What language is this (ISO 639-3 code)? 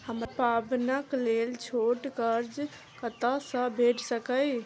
mai